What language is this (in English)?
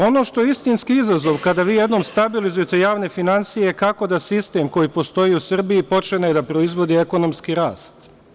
Serbian